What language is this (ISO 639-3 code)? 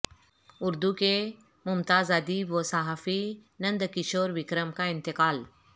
urd